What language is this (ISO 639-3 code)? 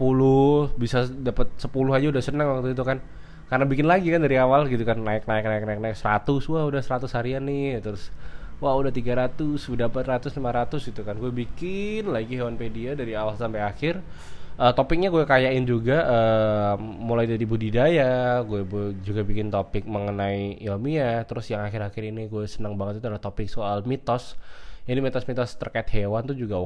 ind